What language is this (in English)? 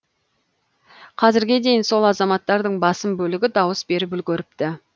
Kazakh